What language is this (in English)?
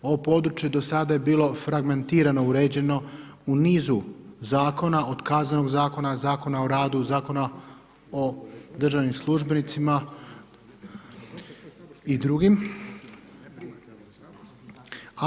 Croatian